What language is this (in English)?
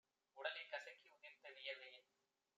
Tamil